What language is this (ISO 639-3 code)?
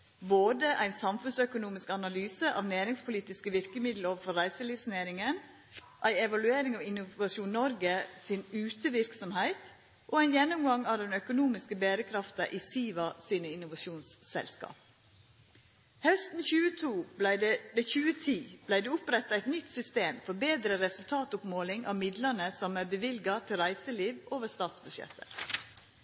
nno